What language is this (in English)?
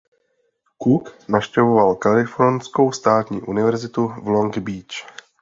Czech